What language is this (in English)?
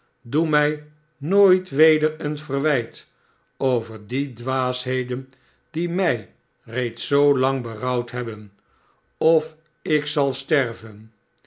Dutch